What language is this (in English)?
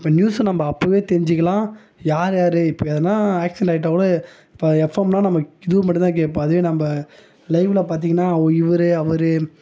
Tamil